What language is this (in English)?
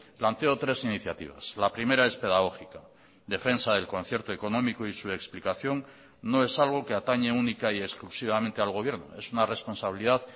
Spanish